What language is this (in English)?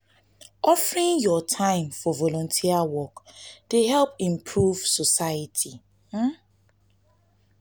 Nigerian Pidgin